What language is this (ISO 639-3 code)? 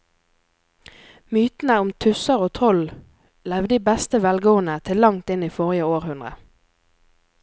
nor